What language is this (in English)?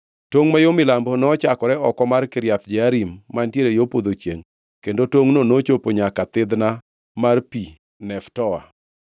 Luo (Kenya and Tanzania)